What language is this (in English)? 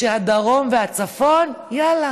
Hebrew